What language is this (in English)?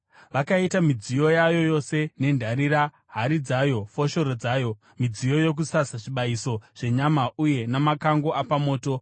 Shona